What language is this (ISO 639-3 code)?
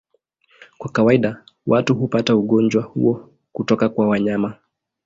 swa